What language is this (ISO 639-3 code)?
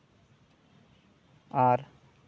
sat